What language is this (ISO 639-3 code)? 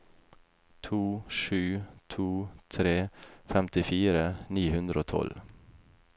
nor